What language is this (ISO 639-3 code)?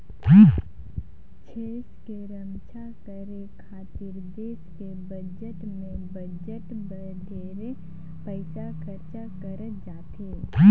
hne